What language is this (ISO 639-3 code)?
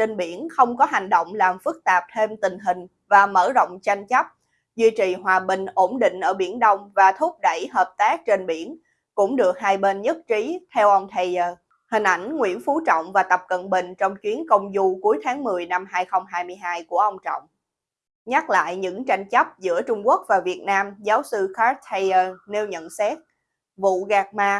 vie